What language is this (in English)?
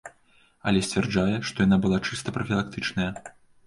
Belarusian